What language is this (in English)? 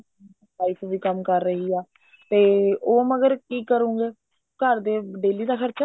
Punjabi